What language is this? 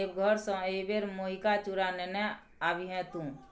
Maithili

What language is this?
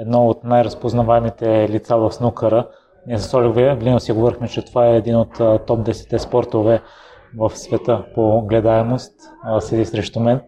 Bulgarian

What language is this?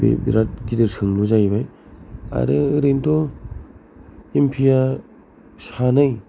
Bodo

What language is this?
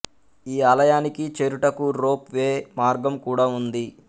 Telugu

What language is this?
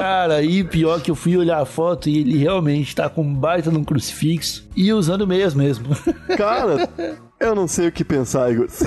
Portuguese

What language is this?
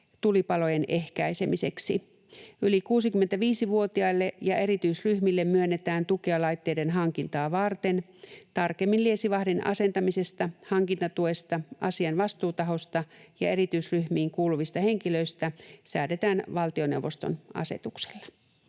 Finnish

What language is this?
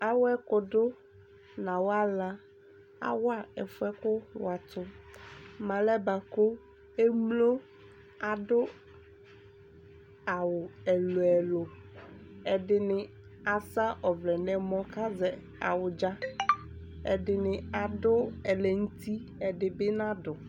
Ikposo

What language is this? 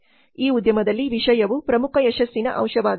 Kannada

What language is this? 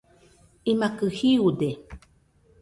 Nüpode Huitoto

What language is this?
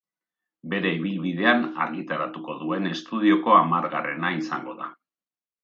Basque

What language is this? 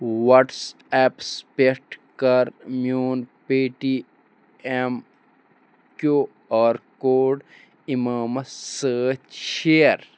Kashmiri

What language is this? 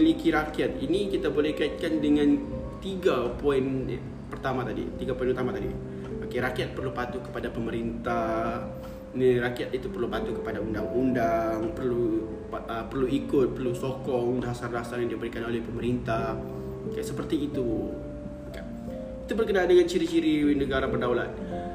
Malay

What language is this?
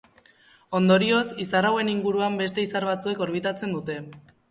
Basque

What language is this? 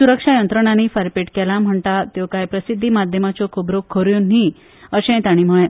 Konkani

